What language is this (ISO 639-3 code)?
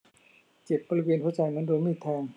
tha